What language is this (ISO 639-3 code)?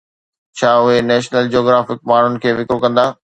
snd